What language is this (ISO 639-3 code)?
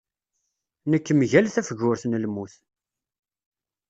kab